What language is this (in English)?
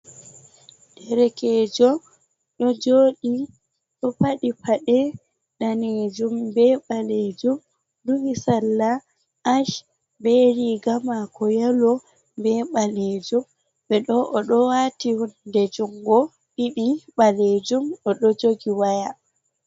Fula